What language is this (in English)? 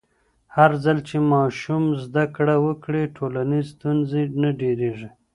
Pashto